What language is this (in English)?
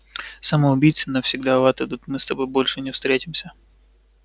Russian